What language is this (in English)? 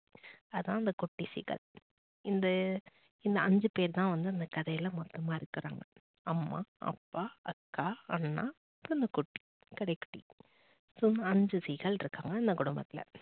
Tamil